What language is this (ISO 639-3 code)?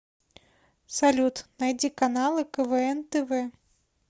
rus